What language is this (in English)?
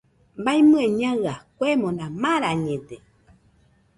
Nüpode Huitoto